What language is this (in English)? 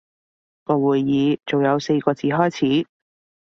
Cantonese